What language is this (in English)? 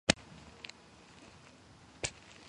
Georgian